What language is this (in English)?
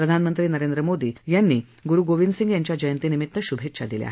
Marathi